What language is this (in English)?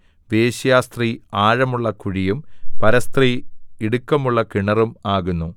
Malayalam